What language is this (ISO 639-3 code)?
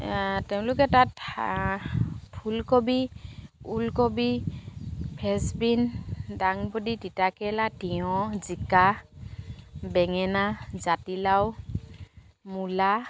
asm